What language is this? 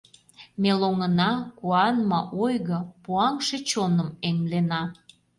Mari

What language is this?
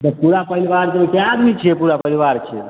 Maithili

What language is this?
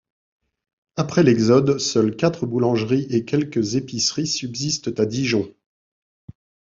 French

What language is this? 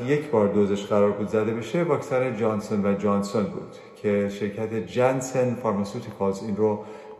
Persian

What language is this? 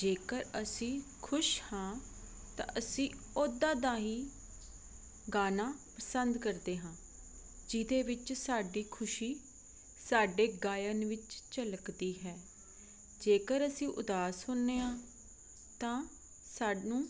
Punjabi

